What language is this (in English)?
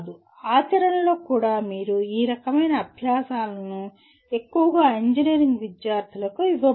Telugu